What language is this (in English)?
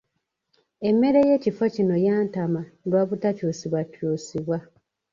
Ganda